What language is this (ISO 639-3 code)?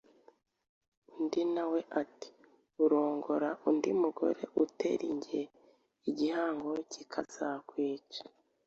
kin